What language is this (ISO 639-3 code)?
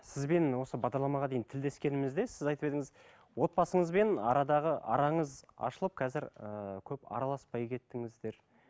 kaz